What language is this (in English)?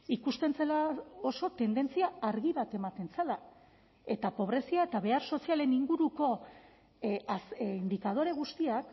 Basque